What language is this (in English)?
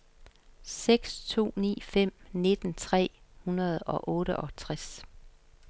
Danish